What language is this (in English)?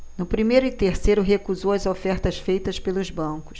Portuguese